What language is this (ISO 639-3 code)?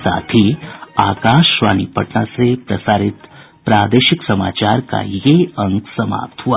hin